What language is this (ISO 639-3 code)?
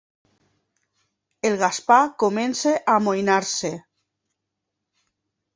cat